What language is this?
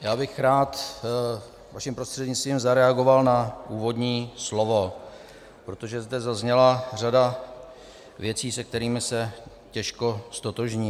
Czech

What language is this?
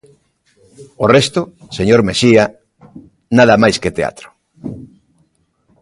Galician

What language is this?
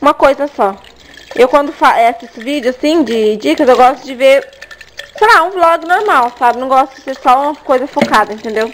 Portuguese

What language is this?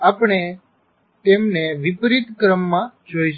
Gujarati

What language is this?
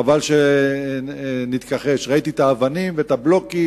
Hebrew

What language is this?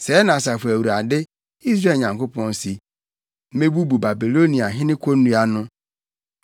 Akan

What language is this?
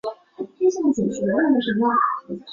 Chinese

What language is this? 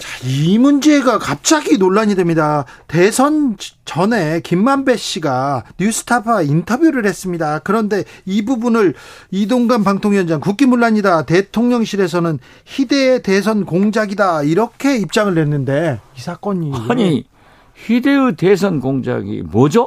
Korean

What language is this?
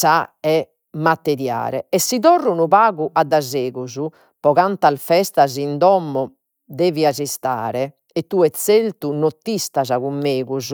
Sardinian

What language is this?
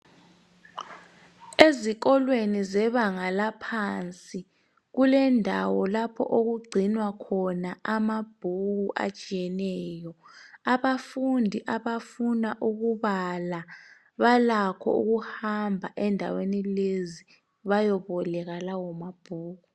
North Ndebele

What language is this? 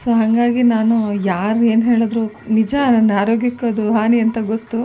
Kannada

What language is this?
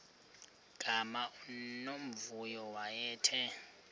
Xhosa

